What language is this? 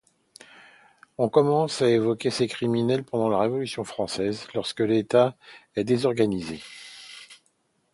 French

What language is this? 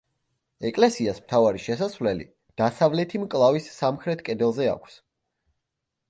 Georgian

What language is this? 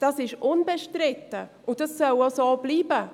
Swiss German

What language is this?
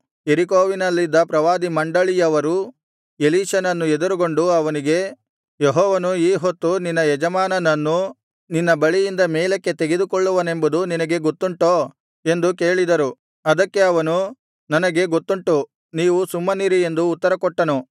Kannada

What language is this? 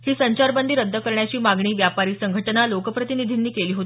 Marathi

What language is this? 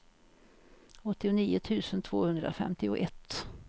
Swedish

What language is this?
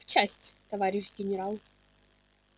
Russian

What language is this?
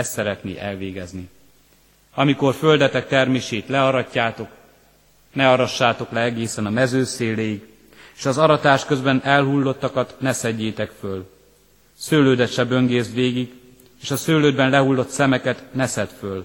Hungarian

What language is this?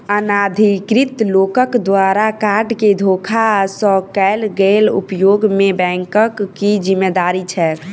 Maithili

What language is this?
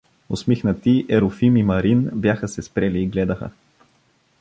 Bulgarian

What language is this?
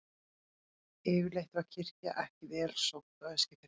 Icelandic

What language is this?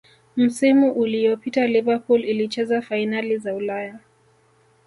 Swahili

